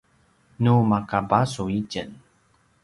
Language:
Paiwan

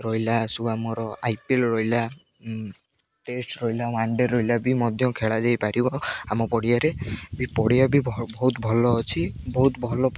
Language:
Odia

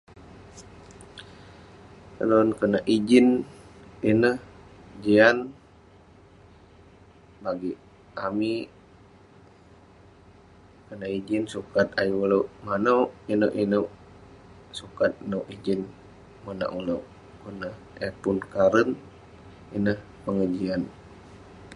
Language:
Western Penan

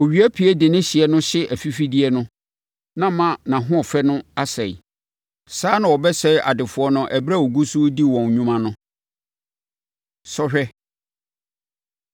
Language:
Akan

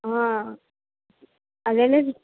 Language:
Telugu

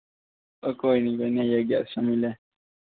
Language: Dogri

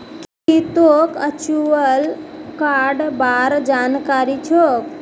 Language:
Magahi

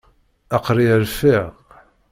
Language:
Kabyle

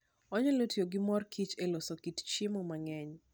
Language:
Luo (Kenya and Tanzania)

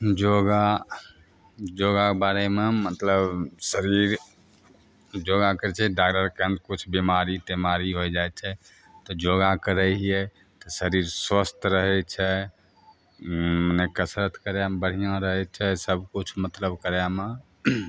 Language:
Maithili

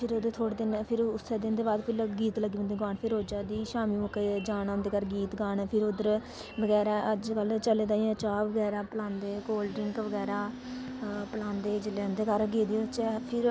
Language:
Dogri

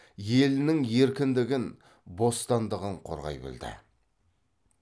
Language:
Kazakh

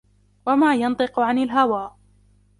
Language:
Arabic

